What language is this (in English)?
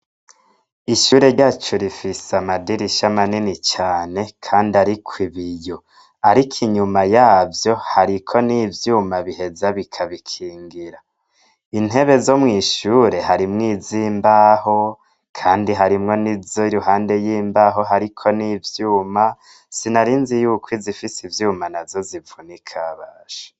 Rundi